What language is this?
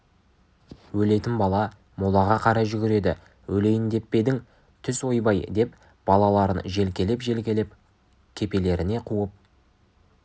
Kazakh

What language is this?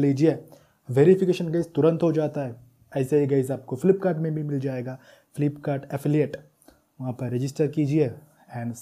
Hindi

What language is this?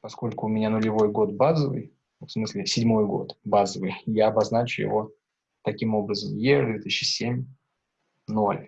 Russian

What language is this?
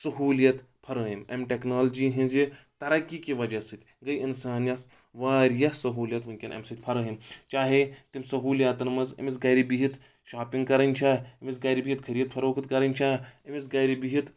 Kashmiri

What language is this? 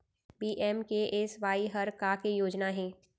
Chhattisgarhi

